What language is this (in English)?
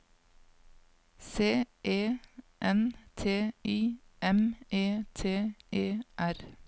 Norwegian